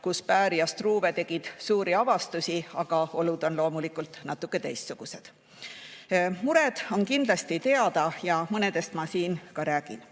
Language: Estonian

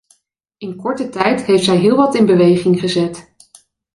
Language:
Dutch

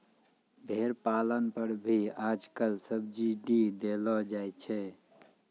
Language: Maithili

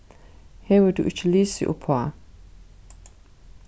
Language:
Faroese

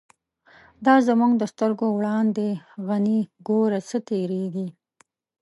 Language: Pashto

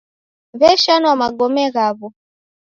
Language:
Taita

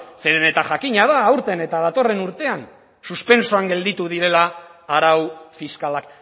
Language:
Basque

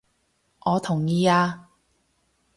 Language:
Cantonese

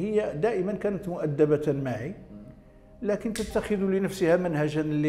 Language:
Arabic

